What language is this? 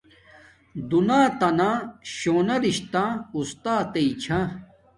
Domaaki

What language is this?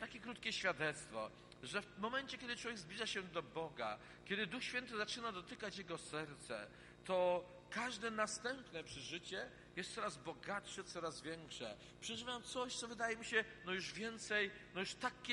Polish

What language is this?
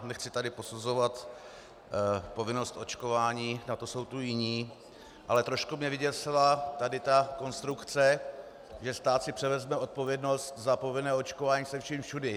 Czech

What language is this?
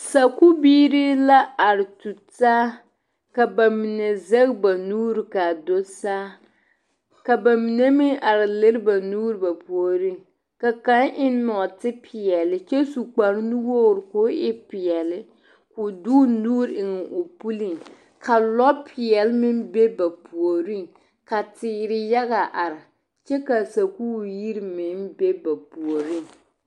Southern Dagaare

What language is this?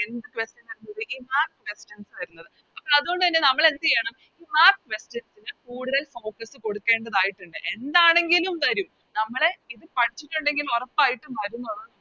Malayalam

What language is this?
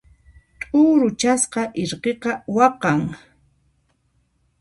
Puno Quechua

